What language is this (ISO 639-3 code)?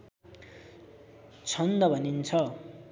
nep